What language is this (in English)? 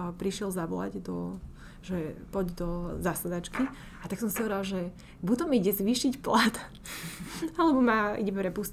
Slovak